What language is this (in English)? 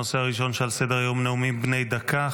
Hebrew